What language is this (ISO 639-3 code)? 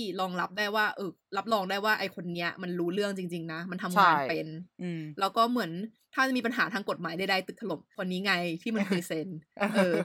tha